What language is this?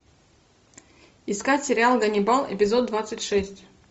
Russian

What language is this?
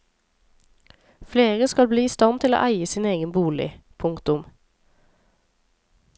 Norwegian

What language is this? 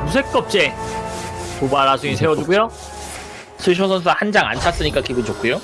Korean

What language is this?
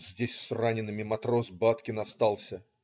Russian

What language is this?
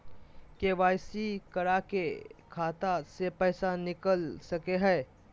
Magahi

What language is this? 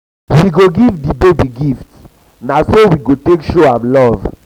Nigerian Pidgin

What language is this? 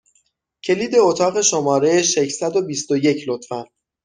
Persian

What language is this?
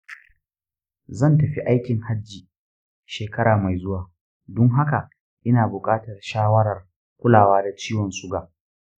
Hausa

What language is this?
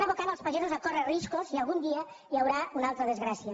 Catalan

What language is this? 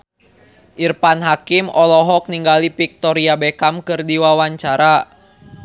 Sundanese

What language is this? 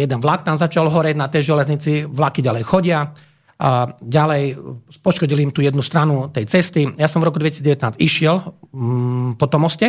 Slovak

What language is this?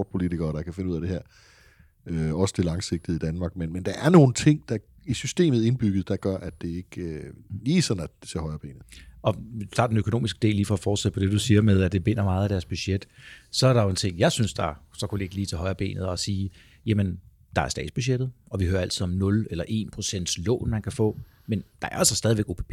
Danish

